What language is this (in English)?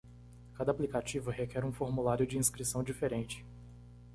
Portuguese